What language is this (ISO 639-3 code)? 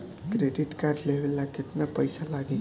bho